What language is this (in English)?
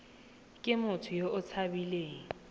Tswana